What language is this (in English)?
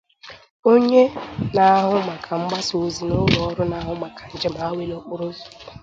Igbo